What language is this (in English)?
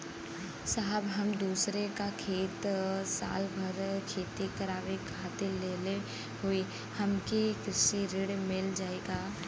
Bhojpuri